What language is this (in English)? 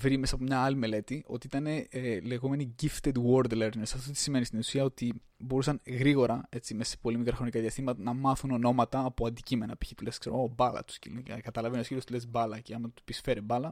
Greek